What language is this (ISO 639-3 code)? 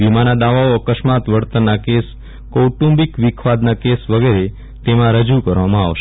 guj